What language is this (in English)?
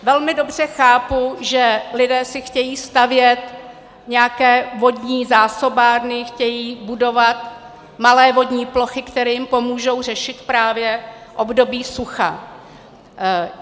Czech